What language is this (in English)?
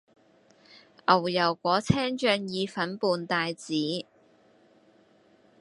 Cantonese